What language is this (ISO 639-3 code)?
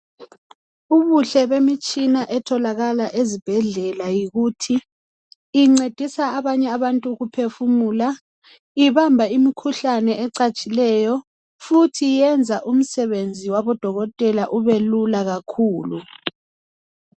nde